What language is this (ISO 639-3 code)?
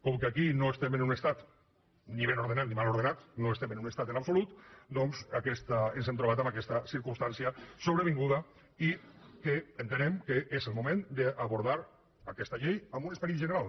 cat